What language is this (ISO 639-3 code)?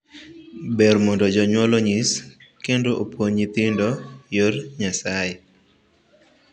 luo